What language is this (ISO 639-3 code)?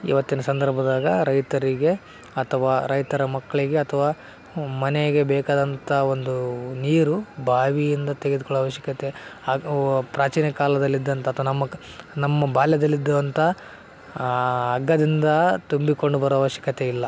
kan